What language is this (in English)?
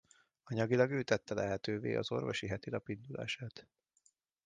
Hungarian